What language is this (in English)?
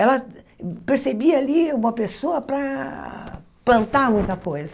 Portuguese